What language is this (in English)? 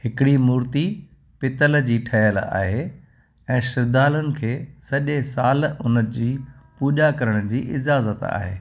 Sindhi